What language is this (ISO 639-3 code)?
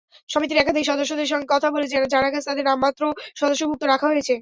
ben